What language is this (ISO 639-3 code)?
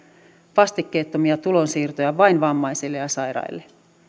fin